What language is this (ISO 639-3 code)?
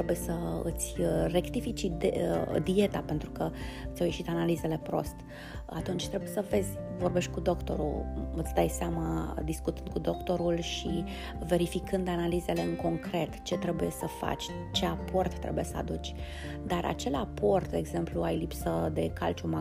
ron